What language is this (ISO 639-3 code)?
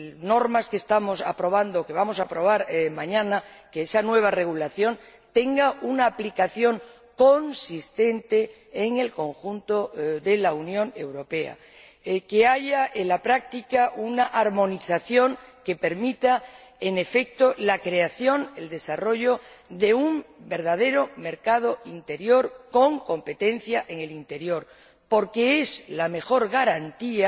spa